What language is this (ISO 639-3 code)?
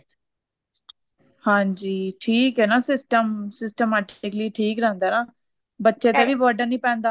pan